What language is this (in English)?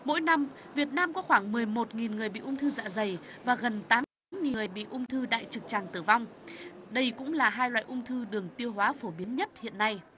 Vietnamese